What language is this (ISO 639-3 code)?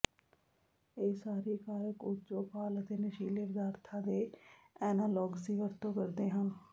pan